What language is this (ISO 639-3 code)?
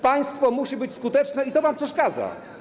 pol